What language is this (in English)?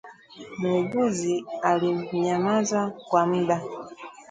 Swahili